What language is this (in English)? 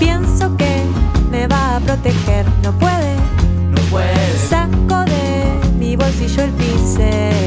Spanish